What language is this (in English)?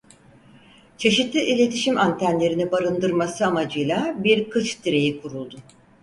Turkish